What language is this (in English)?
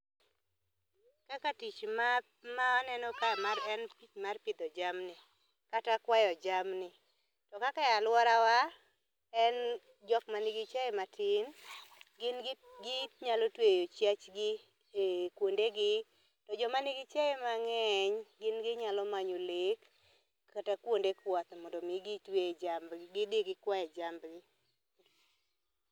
Luo (Kenya and Tanzania)